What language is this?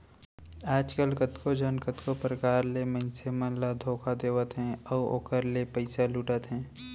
Chhattisgarhi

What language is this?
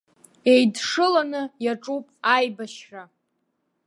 Abkhazian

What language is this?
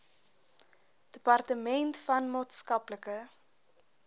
Afrikaans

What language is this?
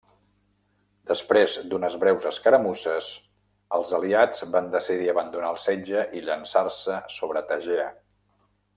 Catalan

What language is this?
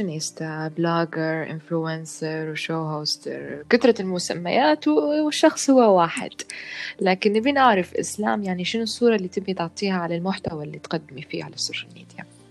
Arabic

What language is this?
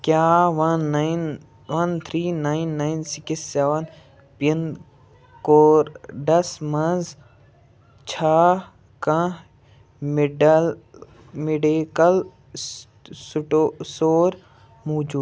Kashmiri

